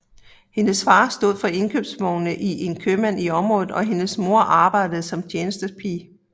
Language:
Danish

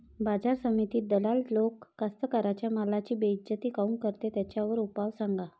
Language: Marathi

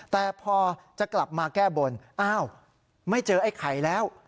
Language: Thai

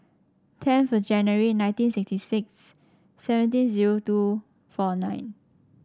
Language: English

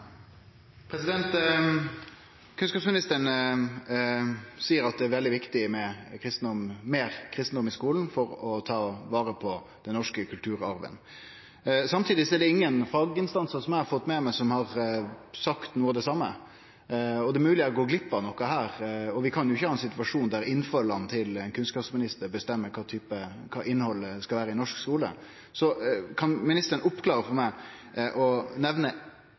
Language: Norwegian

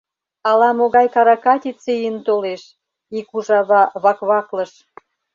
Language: Mari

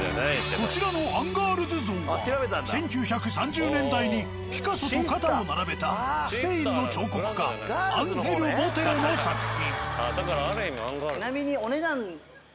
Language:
Japanese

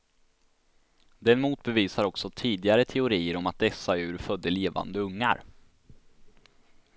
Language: Swedish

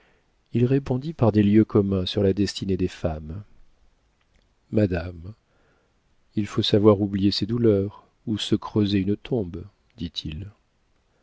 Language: French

